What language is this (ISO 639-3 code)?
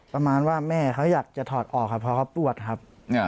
tha